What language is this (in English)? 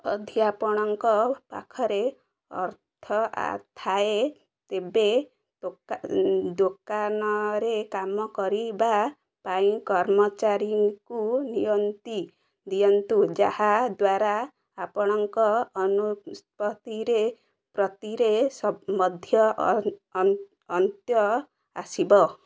Odia